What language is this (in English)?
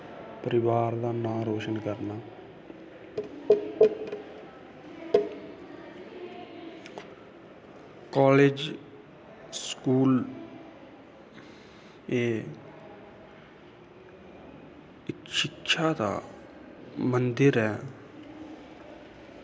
Dogri